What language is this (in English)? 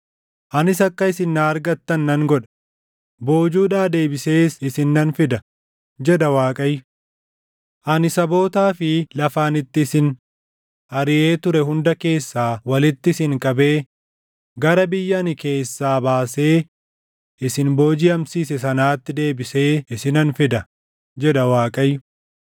Oromo